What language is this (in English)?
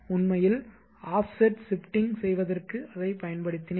Tamil